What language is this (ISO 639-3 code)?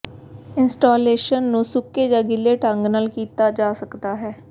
pan